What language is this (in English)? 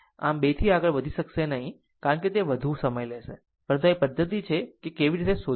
Gujarati